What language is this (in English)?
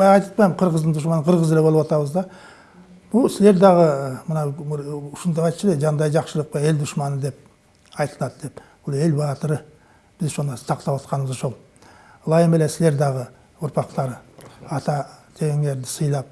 Turkish